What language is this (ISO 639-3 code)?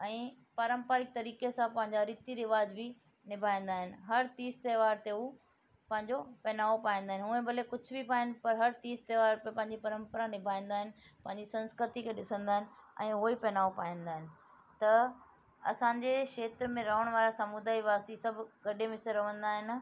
snd